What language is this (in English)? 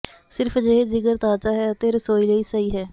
Punjabi